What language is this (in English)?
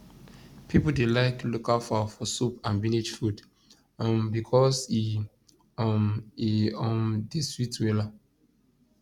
Nigerian Pidgin